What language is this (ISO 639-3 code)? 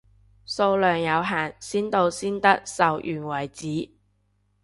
yue